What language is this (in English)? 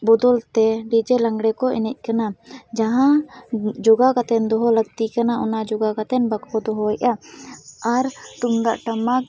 Santali